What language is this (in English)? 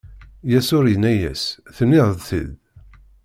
Kabyle